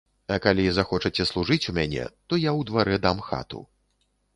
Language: Belarusian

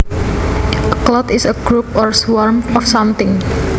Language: Javanese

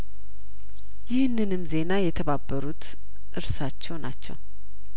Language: Amharic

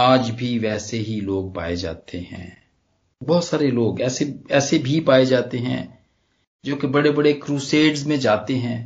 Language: Punjabi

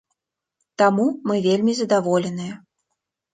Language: Belarusian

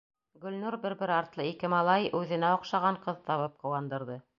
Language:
Bashkir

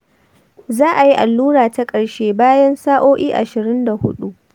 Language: Hausa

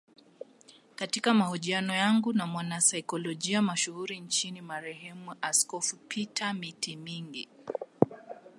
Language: Swahili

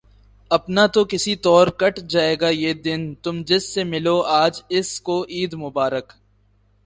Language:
Urdu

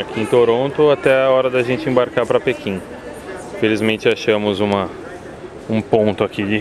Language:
Portuguese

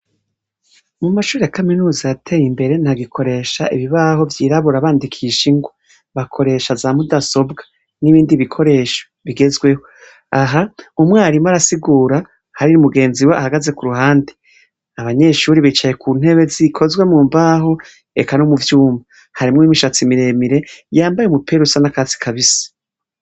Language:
Rundi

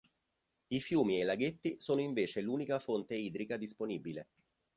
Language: Italian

